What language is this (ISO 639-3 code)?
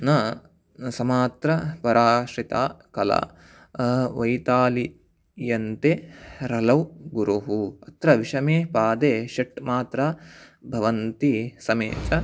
san